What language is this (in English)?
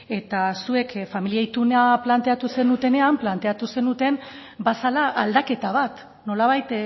Basque